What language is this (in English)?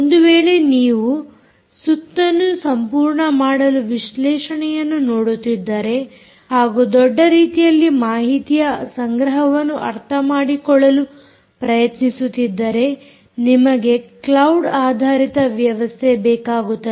Kannada